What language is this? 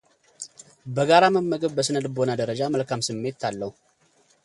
Amharic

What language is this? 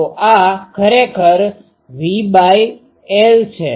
Gujarati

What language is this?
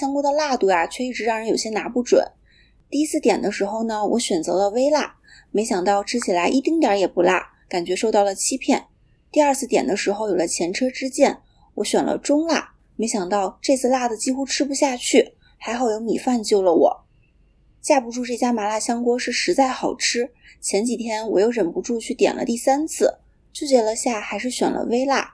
Chinese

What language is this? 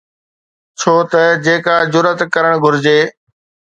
Sindhi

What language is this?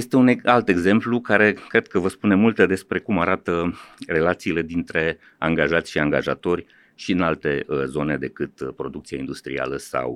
Romanian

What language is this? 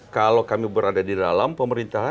Indonesian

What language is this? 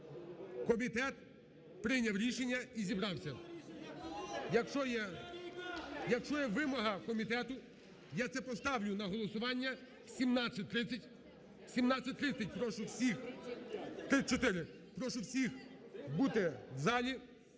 Ukrainian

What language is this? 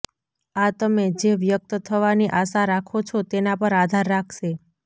Gujarati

